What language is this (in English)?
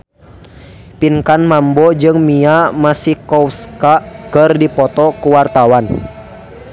Sundanese